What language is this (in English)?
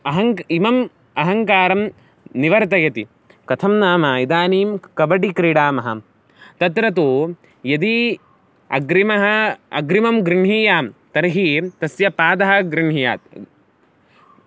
Sanskrit